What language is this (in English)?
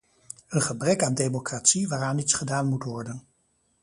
Dutch